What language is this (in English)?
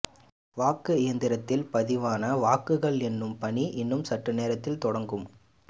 Tamil